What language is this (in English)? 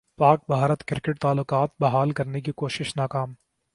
Urdu